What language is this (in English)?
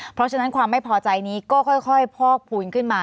Thai